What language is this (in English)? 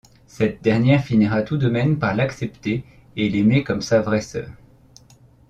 French